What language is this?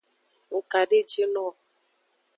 Aja (Benin)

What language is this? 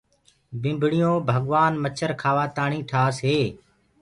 Gurgula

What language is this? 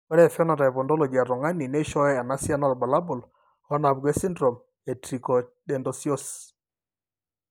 Masai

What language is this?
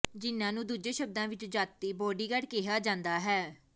Punjabi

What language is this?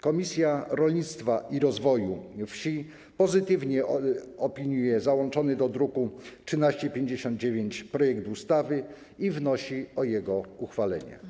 Polish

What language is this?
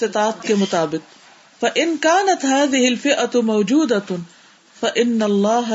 Urdu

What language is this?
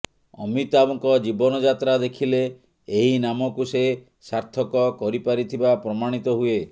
Odia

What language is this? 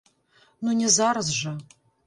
Belarusian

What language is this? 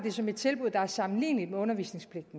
Danish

